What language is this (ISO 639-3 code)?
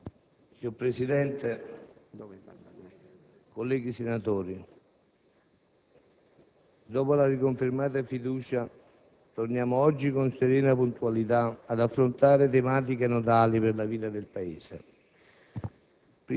ita